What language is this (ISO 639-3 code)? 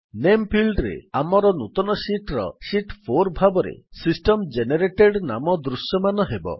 ori